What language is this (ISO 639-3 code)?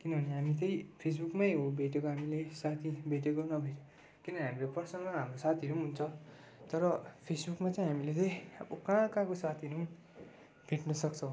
nep